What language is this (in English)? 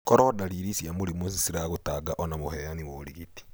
Kikuyu